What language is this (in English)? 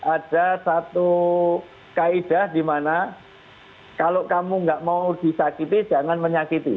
Indonesian